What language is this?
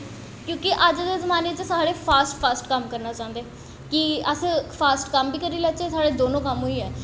Dogri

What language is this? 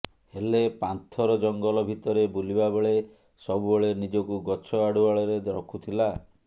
Odia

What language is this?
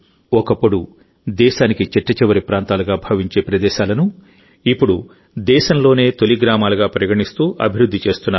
Telugu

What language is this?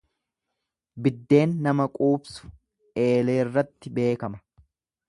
Oromo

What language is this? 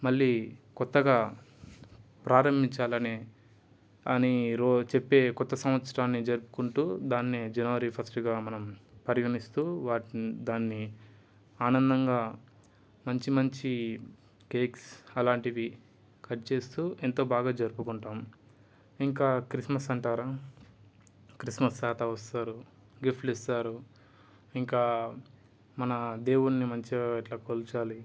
Telugu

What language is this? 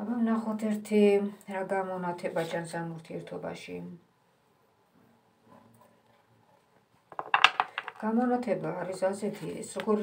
Romanian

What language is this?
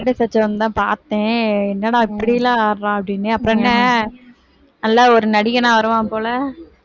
Tamil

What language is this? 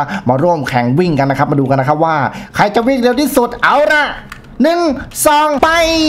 Thai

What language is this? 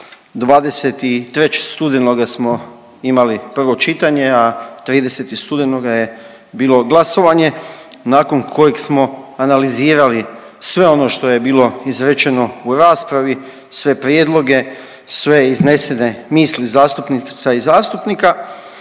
Croatian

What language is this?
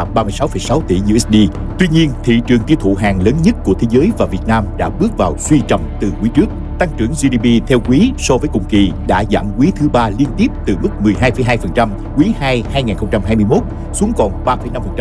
Vietnamese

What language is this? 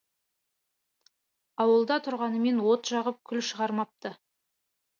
Kazakh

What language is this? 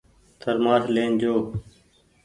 Goaria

